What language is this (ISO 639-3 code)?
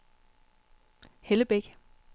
dan